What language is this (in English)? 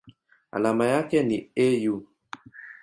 Swahili